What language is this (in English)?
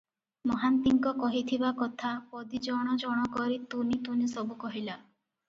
Odia